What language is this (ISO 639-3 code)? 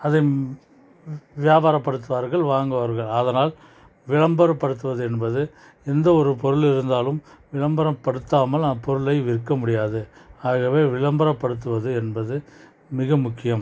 tam